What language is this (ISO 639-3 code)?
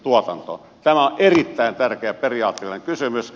fin